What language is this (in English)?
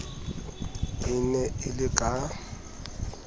Southern Sotho